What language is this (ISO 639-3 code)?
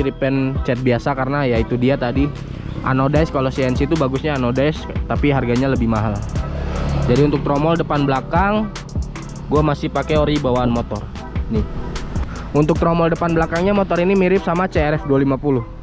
ind